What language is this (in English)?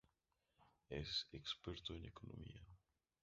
Spanish